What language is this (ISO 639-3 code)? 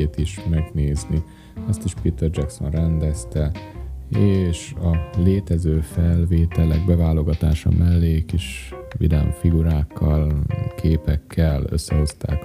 hun